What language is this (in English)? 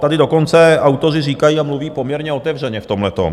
Czech